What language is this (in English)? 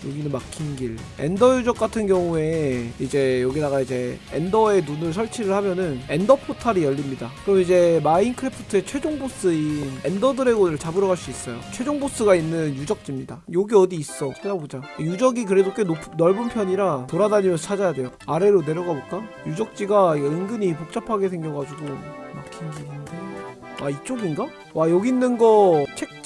Korean